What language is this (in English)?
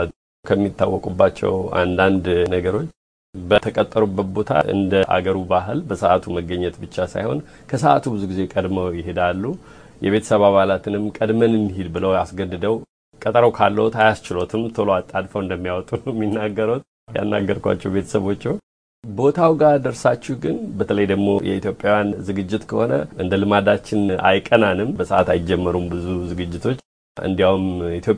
Amharic